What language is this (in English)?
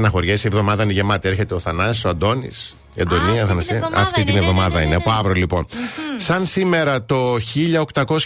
Greek